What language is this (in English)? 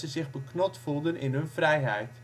Dutch